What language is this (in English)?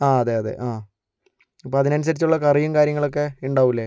Malayalam